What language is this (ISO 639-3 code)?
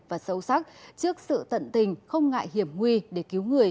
vie